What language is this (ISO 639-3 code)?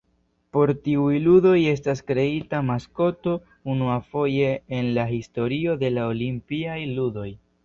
epo